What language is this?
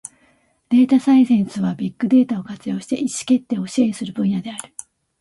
Japanese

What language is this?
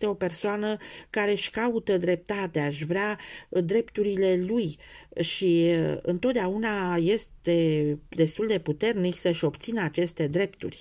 Romanian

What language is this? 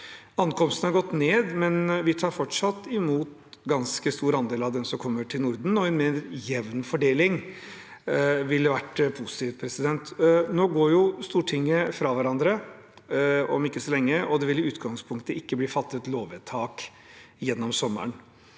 Norwegian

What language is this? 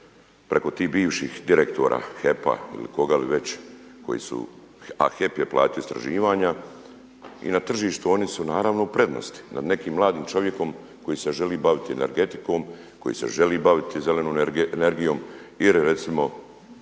Croatian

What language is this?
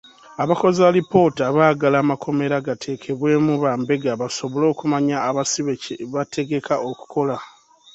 Ganda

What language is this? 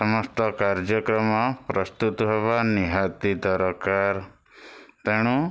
Odia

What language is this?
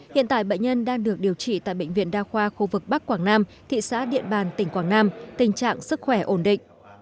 Vietnamese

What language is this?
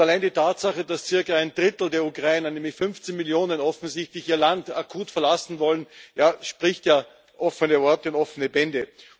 German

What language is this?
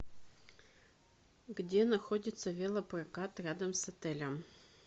Russian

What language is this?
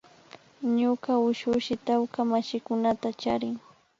Imbabura Highland Quichua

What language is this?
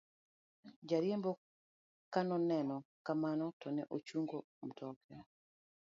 Luo (Kenya and Tanzania)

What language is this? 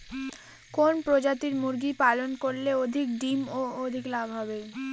Bangla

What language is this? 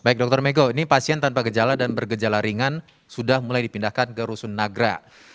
Indonesian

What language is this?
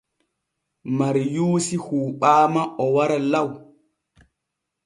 Borgu Fulfulde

